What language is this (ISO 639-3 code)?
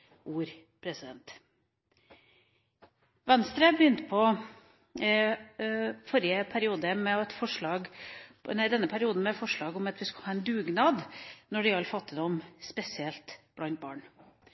nob